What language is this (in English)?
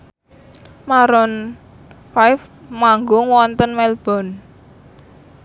Javanese